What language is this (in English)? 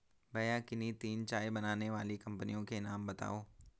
Hindi